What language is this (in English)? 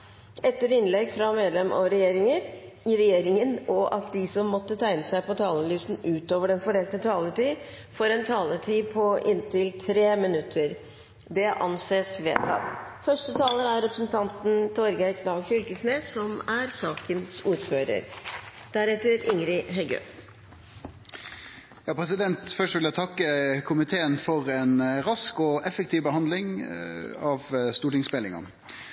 Norwegian